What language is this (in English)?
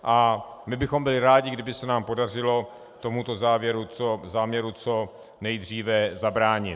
Czech